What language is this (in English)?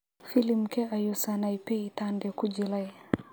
Somali